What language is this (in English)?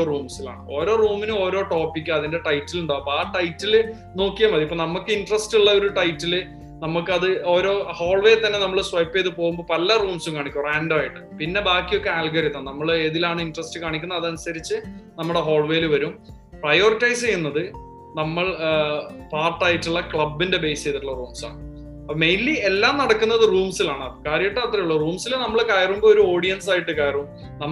Malayalam